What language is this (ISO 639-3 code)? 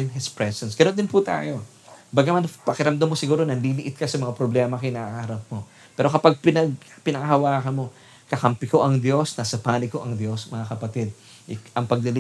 fil